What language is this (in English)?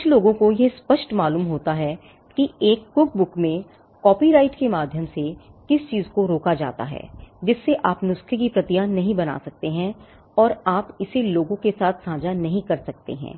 Hindi